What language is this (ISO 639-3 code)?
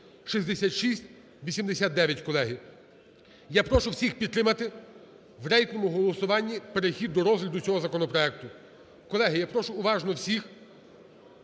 ukr